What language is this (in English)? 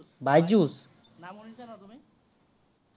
Assamese